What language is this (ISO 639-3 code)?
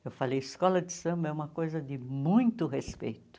por